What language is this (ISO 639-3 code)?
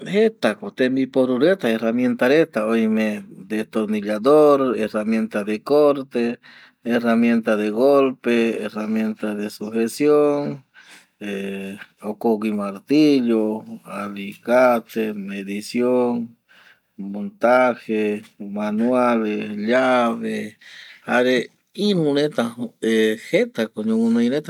gui